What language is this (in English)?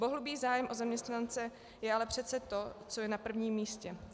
Czech